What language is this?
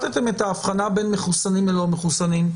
Hebrew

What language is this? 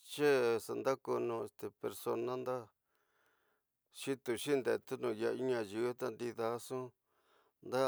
Tidaá Mixtec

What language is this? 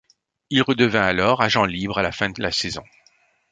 French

